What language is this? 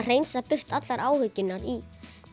Icelandic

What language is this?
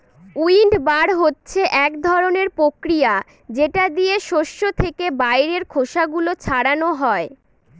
Bangla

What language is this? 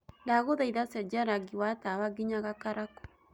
Kikuyu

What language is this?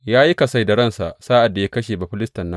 Hausa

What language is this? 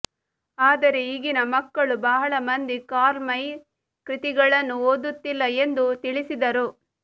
Kannada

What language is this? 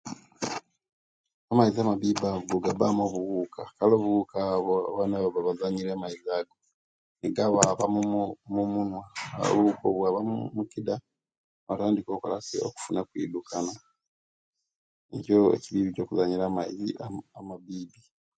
Kenyi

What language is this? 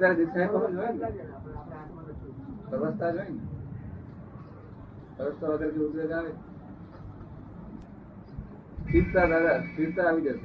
Gujarati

